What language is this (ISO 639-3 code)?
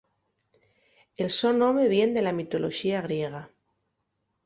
ast